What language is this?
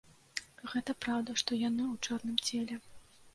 Belarusian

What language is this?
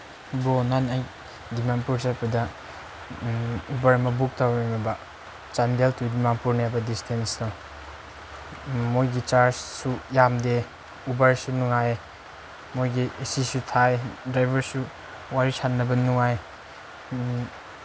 Manipuri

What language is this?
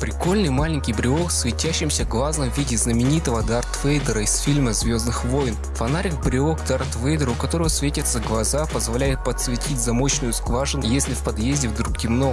Russian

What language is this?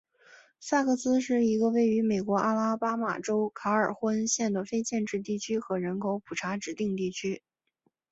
Chinese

